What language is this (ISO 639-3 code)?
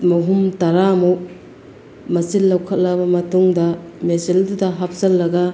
mni